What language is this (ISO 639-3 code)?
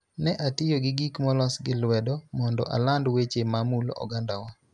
luo